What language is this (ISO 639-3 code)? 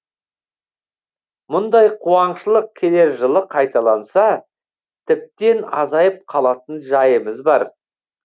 kaz